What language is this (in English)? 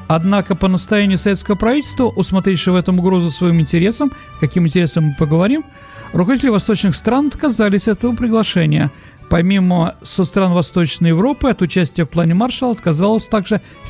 Russian